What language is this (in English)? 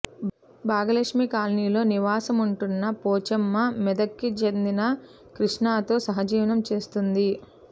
Telugu